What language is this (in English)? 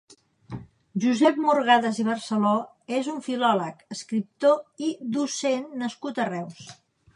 Catalan